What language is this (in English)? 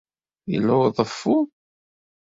Kabyle